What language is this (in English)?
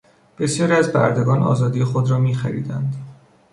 Persian